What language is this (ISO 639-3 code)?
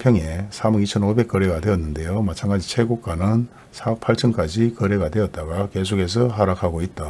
kor